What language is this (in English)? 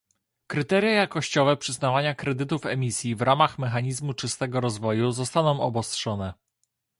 Polish